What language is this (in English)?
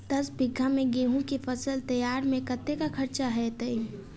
Maithili